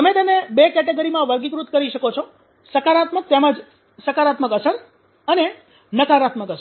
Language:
Gujarati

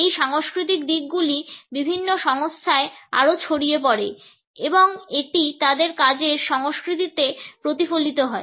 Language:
Bangla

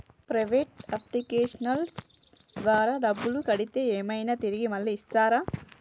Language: Telugu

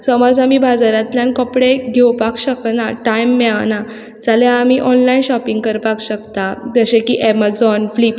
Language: Konkani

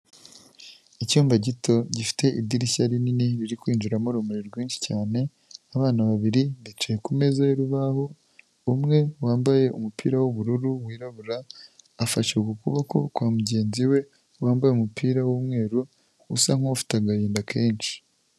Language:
Kinyarwanda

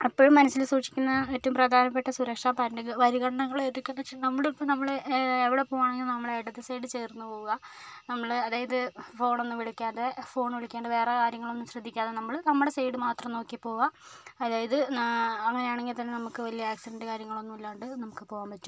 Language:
Malayalam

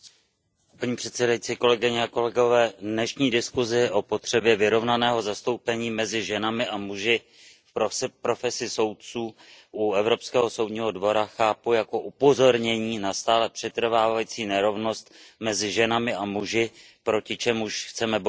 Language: Czech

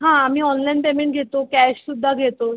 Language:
Marathi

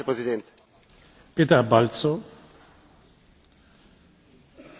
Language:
Hungarian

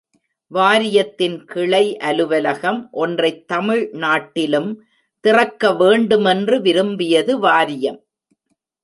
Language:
Tamil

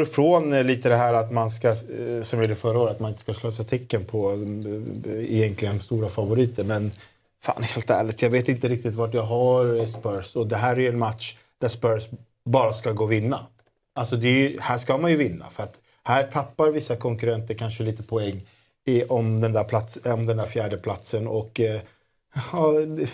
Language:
Swedish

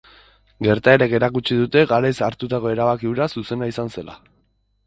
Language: Basque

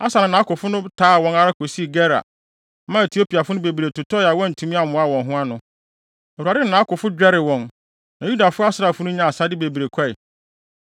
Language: Akan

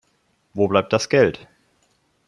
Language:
German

